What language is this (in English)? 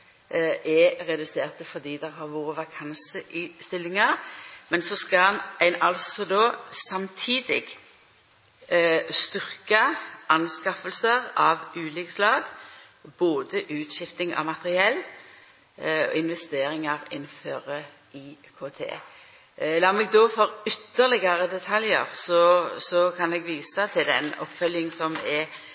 Norwegian Nynorsk